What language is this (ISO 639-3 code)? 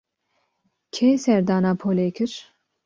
kur